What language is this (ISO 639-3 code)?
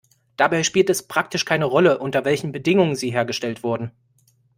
deu